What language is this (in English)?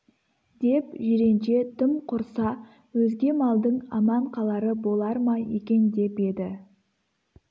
Kazakh